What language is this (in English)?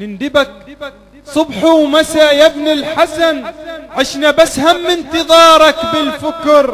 Arabic